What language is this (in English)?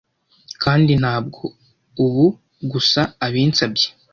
Kinyarwanda